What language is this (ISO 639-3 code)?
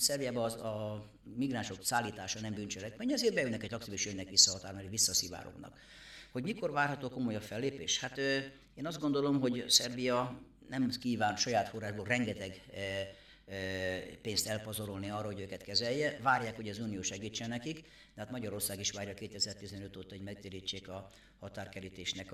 hun